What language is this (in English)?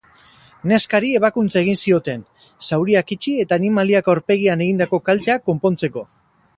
Basque